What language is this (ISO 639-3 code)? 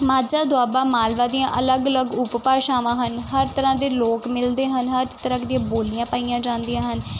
pan